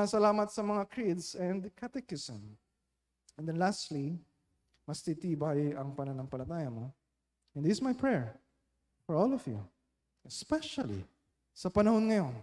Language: Filipino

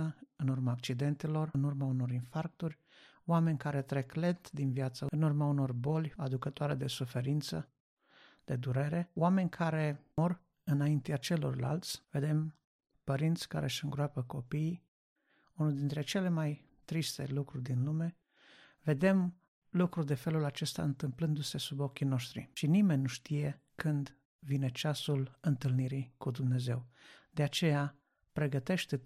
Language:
Romanian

